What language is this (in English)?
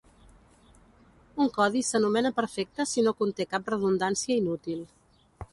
Catalan